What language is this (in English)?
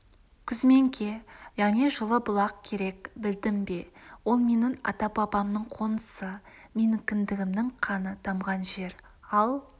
Kazakh